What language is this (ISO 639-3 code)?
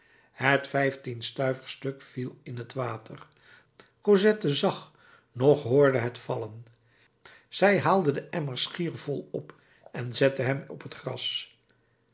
nld